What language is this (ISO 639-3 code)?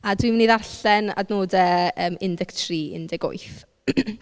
cym